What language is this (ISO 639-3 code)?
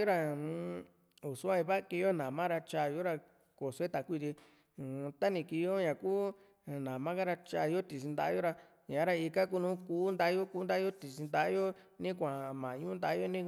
vmc